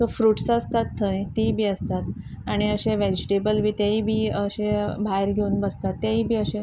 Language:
Konkani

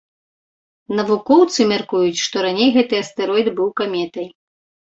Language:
Belarusian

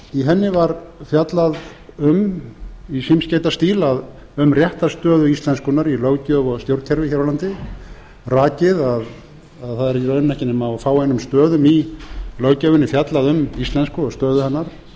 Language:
Icelandic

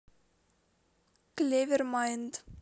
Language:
Russian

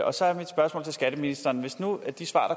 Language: Danish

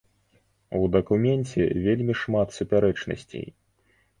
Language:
Belarusian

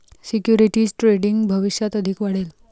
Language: Marathi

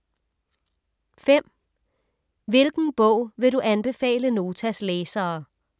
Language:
Danish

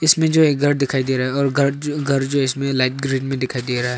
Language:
Hindi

